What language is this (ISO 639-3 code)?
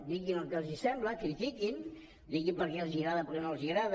cat